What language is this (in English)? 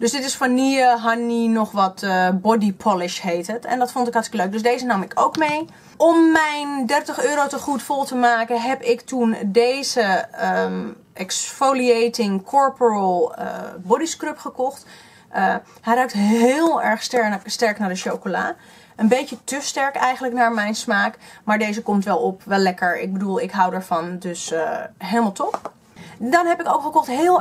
Dutch